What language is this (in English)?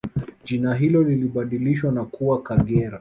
Swahili